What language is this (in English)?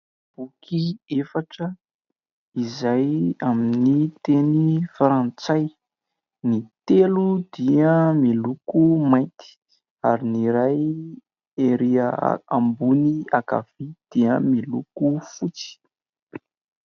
Malagasy